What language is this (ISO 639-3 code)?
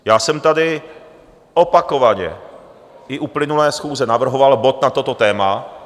ces